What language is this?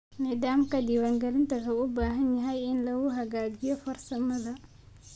Somali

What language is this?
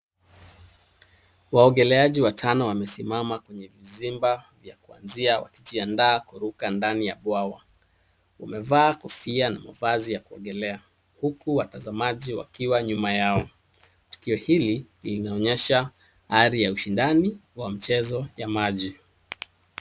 Swahili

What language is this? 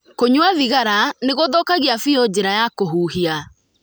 Kikuyu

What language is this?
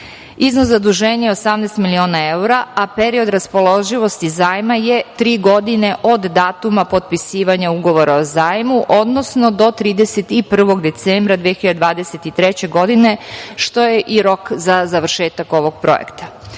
Serbian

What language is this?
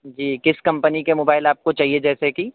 Urdu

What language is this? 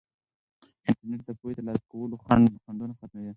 Pashto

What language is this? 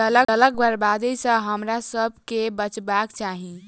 Maithili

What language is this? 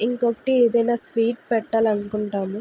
Telugu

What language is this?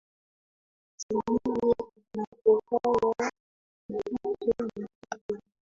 Swahili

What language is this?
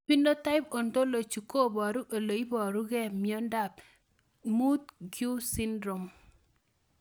Kalenjin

